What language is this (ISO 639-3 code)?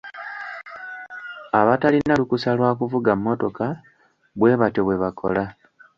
lug